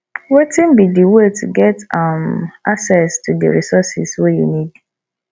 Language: Nigerian Pidgin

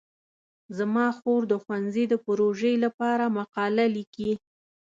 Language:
Pashto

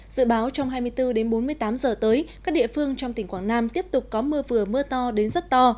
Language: Vietnamese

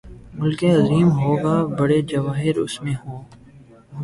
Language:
Urdu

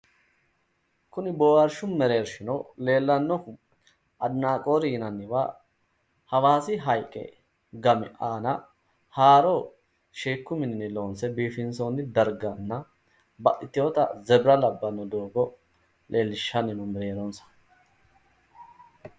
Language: Sidamo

